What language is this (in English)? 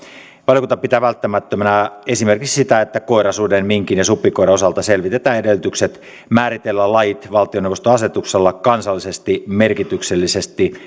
Finnish